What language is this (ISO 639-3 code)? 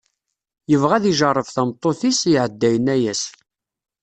kab